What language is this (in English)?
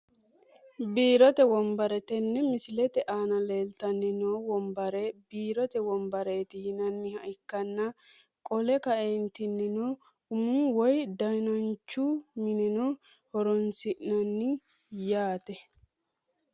Sidamo